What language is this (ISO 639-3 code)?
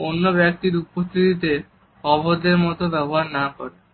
ben